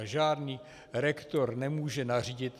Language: Czech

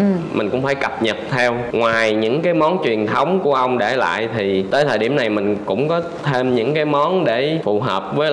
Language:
Vietnamese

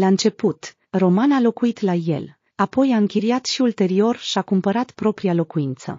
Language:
Romanian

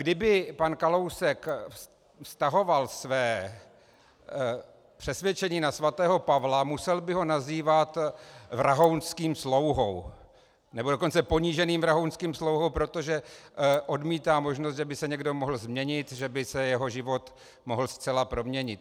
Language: Czech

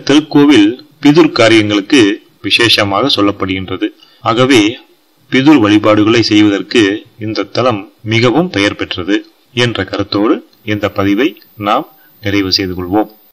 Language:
Romanian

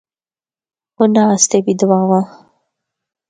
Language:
Northern Hindko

